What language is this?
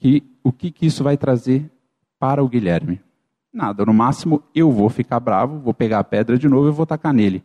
Portuguese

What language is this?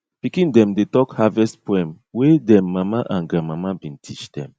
Nigerian Pidgin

